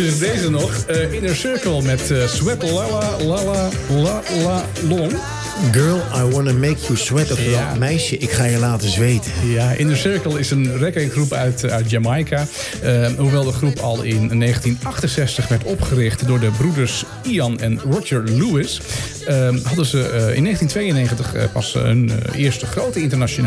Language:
Dutch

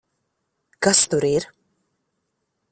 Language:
Latvian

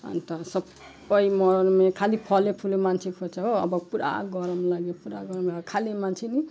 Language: Nepali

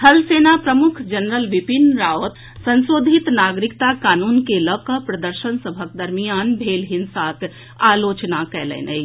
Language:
Maithili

